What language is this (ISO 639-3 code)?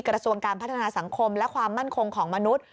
tha